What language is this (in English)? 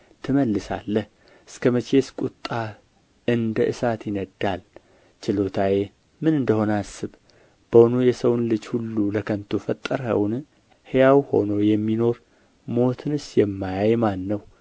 Amharic